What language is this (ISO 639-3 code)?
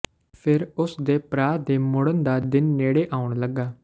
pan